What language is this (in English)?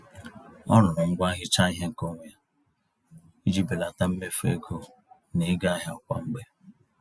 Igbo